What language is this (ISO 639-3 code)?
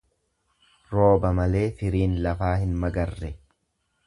orm